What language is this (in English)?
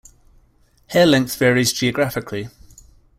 English